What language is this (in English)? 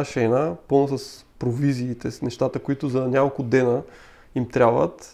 Bulgarian